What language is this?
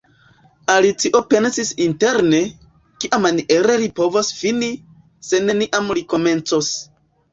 Esperanto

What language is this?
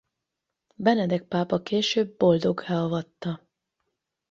Hungarian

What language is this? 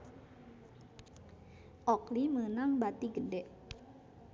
Sundanese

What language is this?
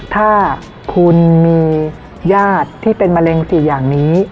Thai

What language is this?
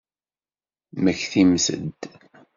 Kabyle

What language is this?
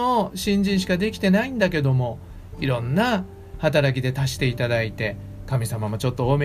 Japanese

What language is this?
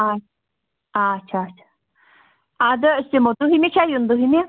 Kashmiri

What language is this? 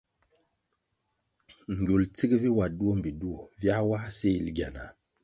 Kwasio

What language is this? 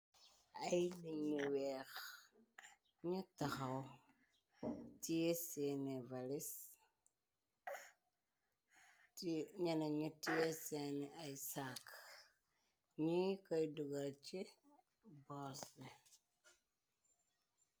Wolof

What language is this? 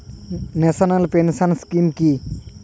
Bangla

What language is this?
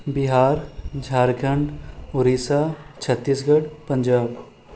Maithili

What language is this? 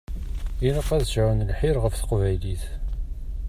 Kabyle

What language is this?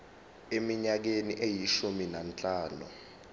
Zulu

